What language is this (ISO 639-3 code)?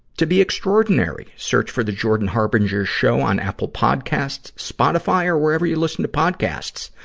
eng